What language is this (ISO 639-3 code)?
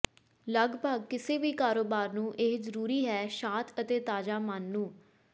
pan